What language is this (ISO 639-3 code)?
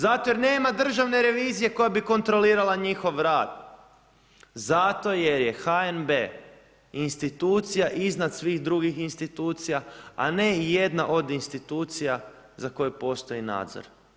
hrv